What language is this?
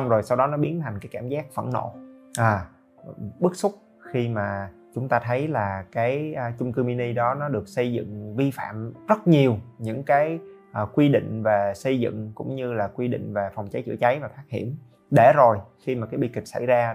Vietnamese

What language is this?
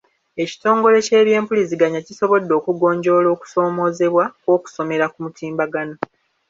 Ganda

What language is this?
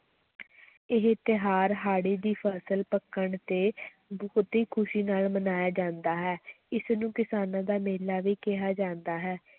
Punjabi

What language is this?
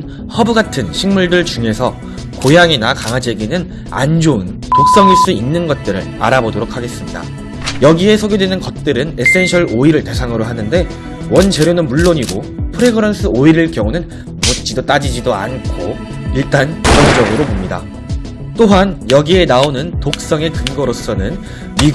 Korean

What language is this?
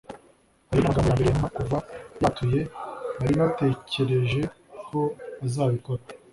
Kinyarwanda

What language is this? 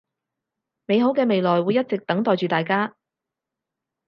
Cantonese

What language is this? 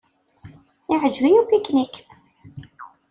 Kabyle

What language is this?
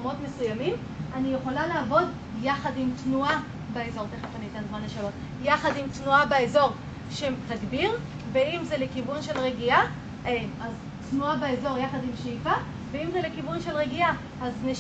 Hebrew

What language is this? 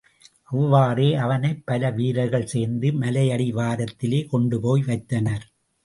Tamil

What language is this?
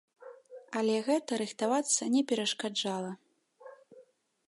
Belarusian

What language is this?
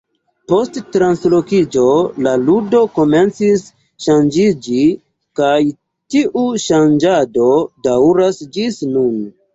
Esperanto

